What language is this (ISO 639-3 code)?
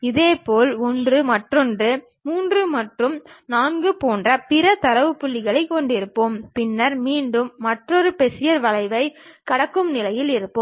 tam